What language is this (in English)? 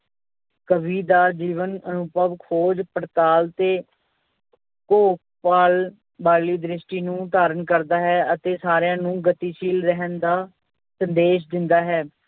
Punjabi